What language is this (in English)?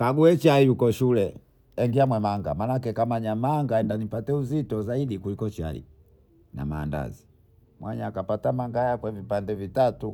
Bondei